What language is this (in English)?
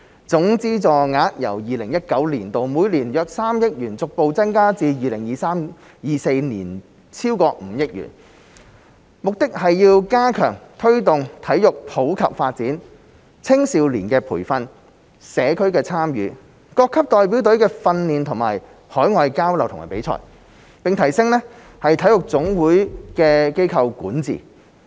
Cantonese